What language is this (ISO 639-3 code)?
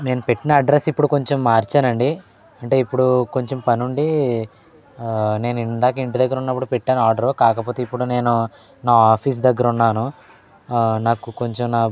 tel